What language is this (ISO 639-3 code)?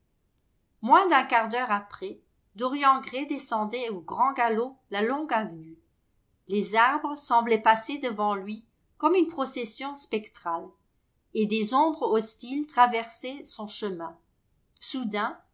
fra